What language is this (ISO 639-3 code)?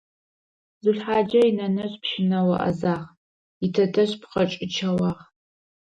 ady